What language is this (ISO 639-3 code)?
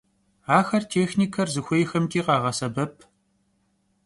kbd